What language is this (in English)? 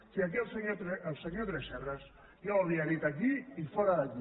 Catalan